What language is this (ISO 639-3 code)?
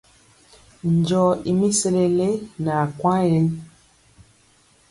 mcx